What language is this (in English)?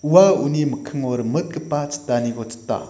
Garo